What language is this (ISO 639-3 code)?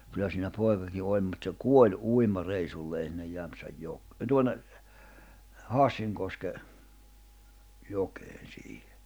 fin